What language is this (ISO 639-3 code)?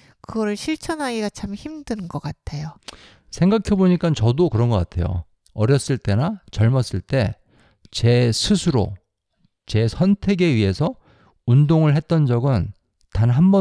kor